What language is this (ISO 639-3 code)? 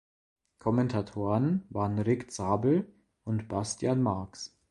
deu